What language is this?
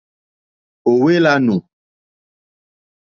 Mokpwe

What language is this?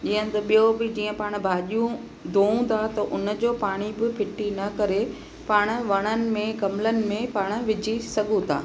Sindhi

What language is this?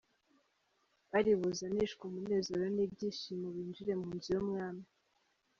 Kinyarwanda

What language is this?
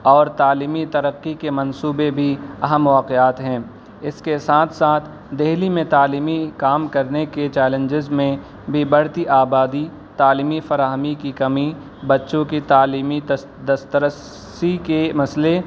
Urdu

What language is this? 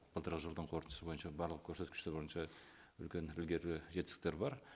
Kazakh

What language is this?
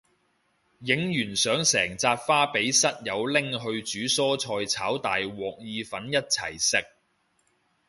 Cantonese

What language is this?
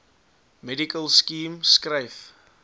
Afrikaans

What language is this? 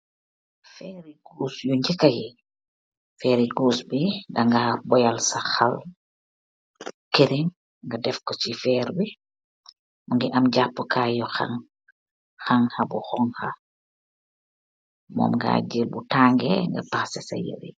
Wolof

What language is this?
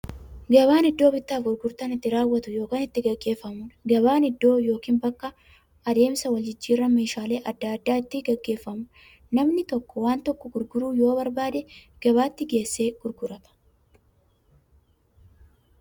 Oromo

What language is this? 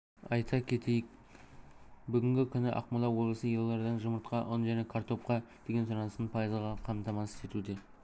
Kazakh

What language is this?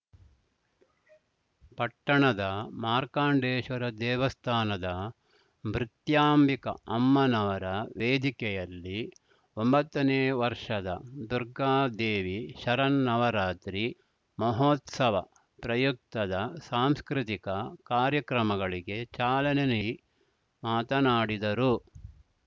Kannada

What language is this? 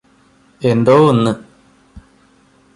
Malayalam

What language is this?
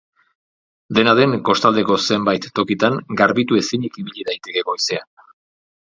Basque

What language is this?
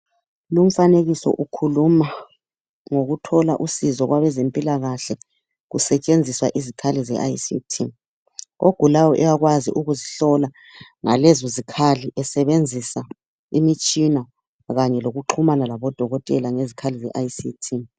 North Ndebele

